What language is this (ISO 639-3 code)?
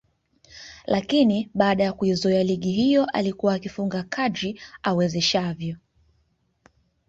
swa